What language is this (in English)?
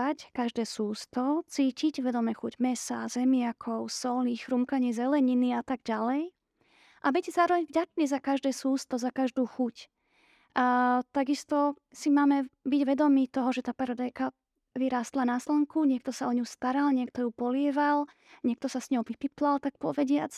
Slovak